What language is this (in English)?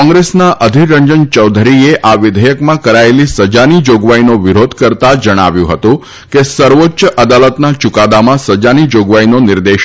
Gujarati